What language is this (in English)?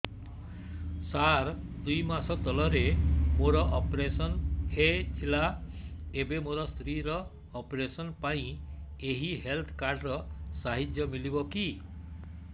Odia